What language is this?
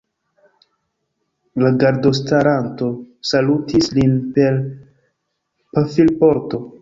Esperanto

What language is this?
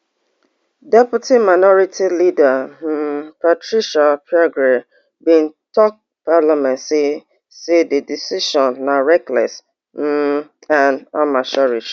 Nigerian Pidgin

